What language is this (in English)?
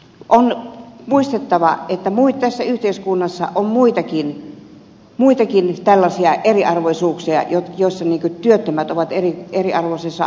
Finnish